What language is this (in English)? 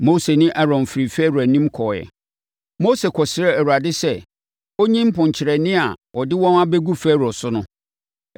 Akan